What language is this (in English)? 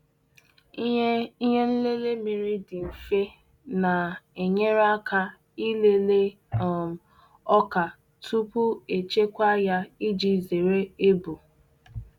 Igbo